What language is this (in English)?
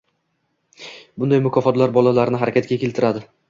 Uzbek